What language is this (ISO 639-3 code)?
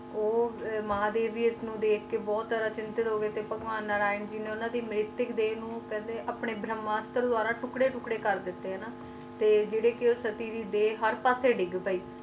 pan